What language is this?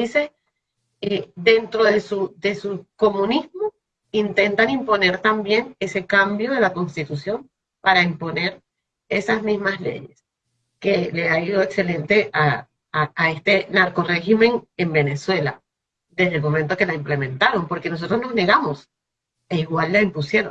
Spanish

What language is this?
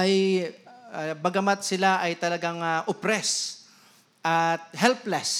Filipino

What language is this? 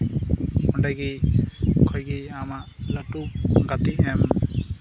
Santali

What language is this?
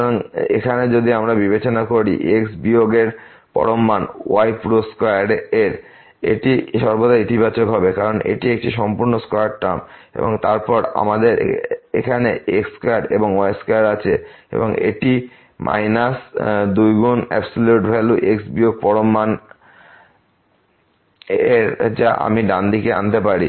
Bangla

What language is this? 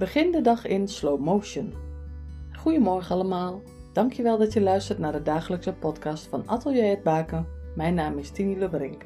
Dutch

